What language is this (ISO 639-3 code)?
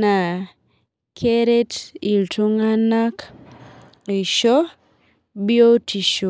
mas